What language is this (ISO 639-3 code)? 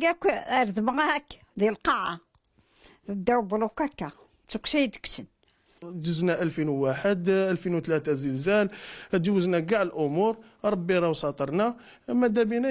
ara